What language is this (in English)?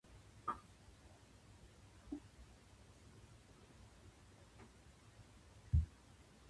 Japanese